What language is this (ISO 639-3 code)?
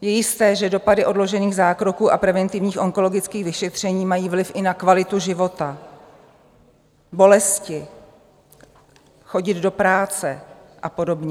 ces